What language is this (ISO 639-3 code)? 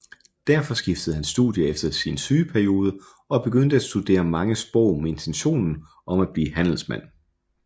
dan